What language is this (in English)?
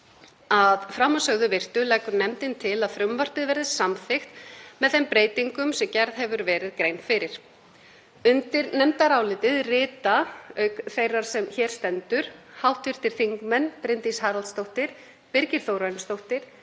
Icelandic